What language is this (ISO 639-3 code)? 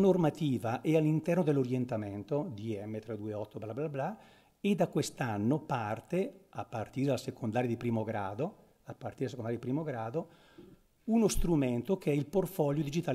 ita